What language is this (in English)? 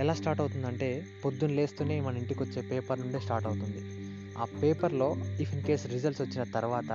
Telugu